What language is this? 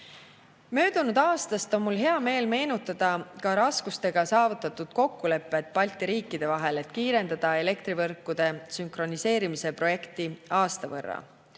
Estonian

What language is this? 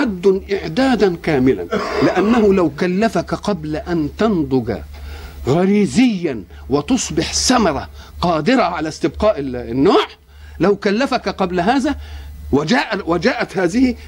Arabic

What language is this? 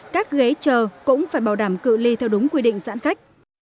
Vietnamese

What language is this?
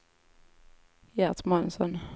Swedish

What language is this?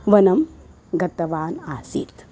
Sanskrit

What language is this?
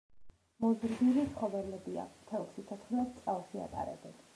Georgian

